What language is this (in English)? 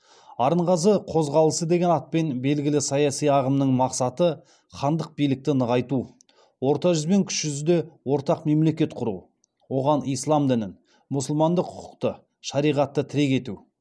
Kazakh